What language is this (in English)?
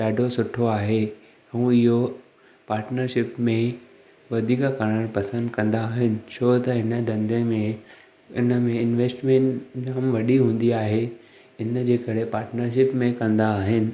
Sindhi